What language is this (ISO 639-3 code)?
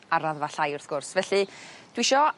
cym